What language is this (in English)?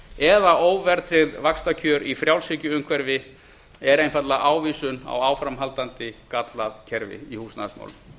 Icelandic